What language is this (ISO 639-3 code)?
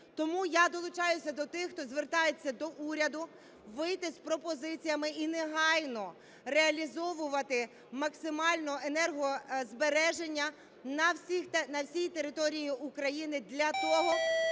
ukr